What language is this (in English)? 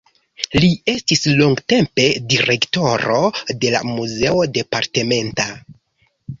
Esperanto